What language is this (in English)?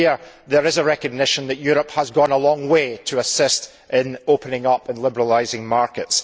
English